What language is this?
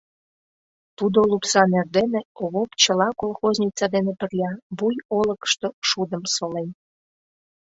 Mari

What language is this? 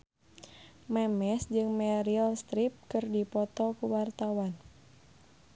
Sundanese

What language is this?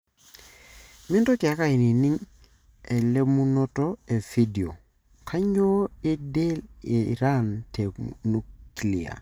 Masai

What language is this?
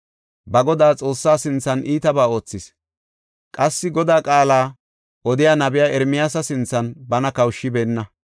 Gofa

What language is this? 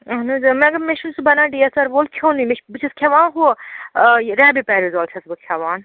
Kashmiri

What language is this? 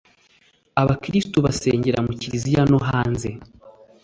Kinyarwanda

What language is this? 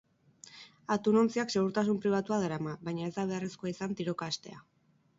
Basque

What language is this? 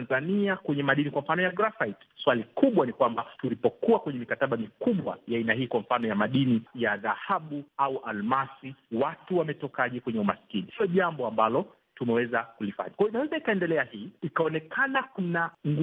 Swahili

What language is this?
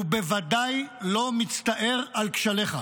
Hebrew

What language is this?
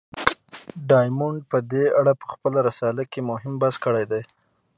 Pashto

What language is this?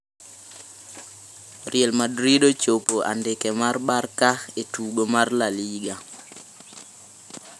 Luo (Kenya and Tanzania)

